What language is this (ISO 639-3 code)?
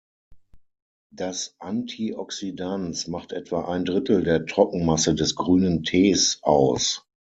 deu